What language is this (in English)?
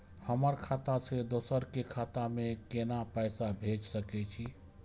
Maithili